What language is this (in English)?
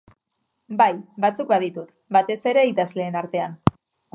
Basque